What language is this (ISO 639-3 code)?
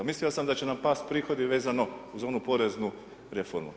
hrv